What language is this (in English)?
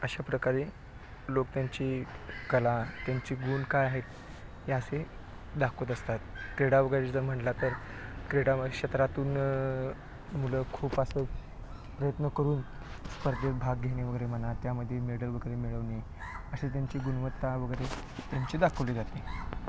Marathi